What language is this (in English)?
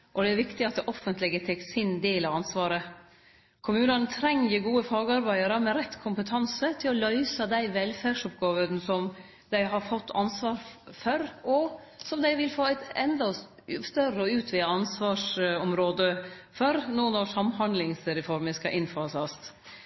Norwegian Nynorsk